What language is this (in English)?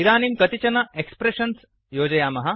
Sanskrit